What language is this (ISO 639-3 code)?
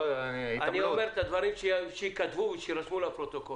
heb